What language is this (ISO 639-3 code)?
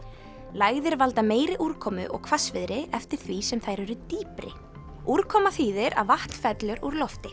isl